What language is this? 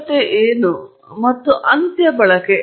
Kannada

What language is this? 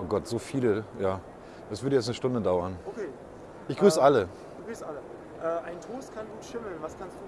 German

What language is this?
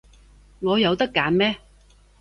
Cantonese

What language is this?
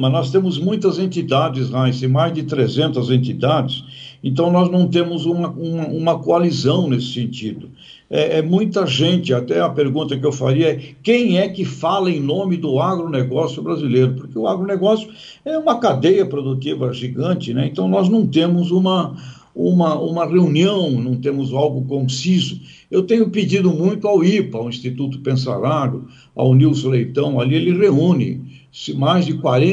Portuguese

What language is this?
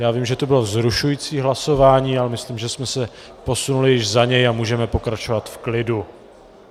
Czech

